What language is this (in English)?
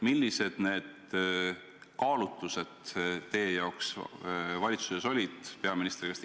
Estonian